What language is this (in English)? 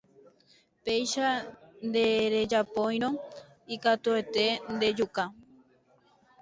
Guarani